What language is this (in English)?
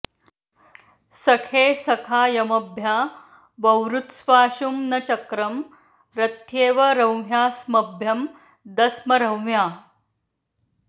Sanskrit